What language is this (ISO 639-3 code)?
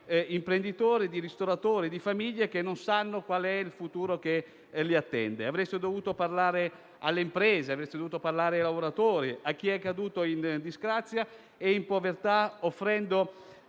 ita